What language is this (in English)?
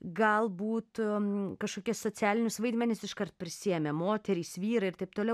Lithuanian